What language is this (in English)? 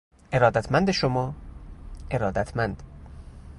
Persian